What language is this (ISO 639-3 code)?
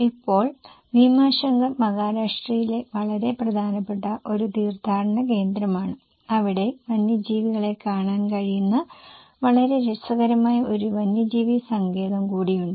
mal